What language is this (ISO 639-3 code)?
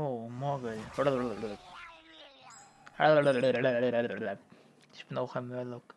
deu